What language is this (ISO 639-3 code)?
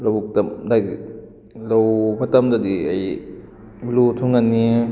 mni